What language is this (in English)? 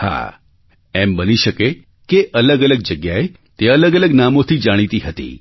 Gujarati